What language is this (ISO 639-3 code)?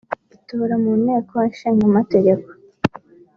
kin